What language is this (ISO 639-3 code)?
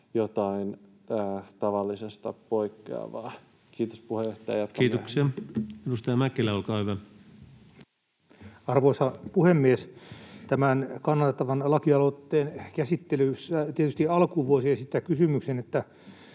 fin